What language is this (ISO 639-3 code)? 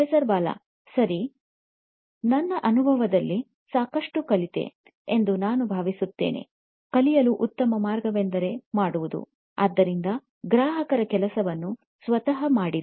kan